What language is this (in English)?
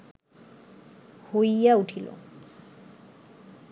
Bangla